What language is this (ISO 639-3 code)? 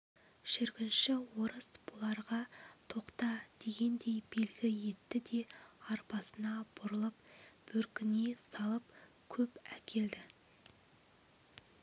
kaz